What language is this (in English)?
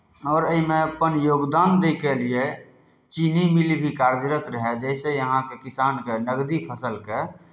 Maithili